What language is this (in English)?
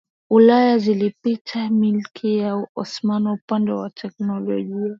Swahili